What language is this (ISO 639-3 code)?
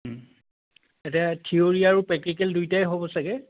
asm